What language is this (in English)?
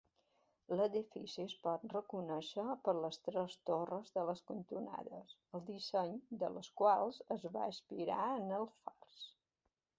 Catalan